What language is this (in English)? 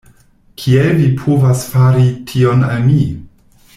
Esperanto